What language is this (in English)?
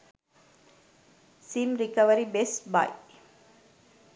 Sinhala